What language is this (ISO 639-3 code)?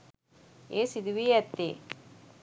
sin